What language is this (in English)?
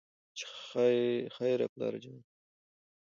Pashto